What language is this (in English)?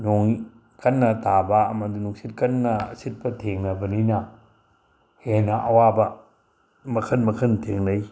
Manipuri